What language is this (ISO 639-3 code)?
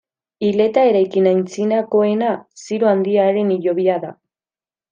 eus